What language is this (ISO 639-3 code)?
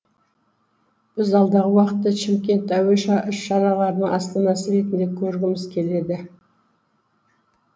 kaz